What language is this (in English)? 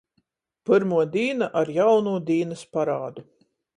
Latgalian